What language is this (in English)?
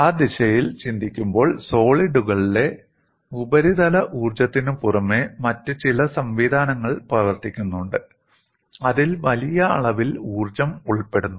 Malayalam